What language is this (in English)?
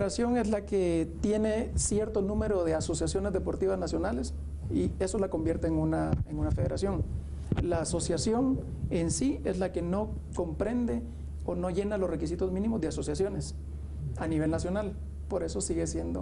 Spanish